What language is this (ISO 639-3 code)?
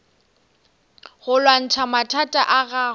nso